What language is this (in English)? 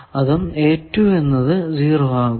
Malayalam